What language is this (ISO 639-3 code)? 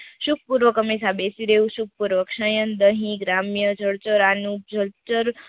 guj